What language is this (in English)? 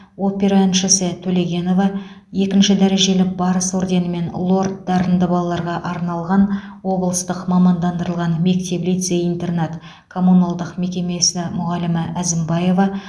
Kazakh